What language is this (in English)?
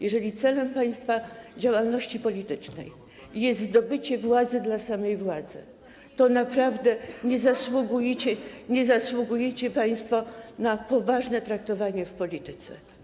Polish